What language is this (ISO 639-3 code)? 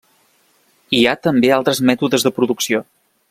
cat